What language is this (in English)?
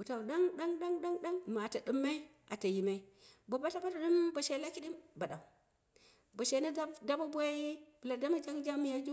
Dera (Nigeria)